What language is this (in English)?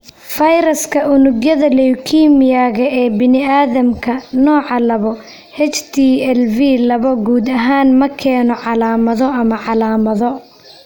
Somali